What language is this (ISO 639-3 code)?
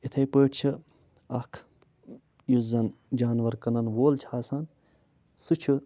kas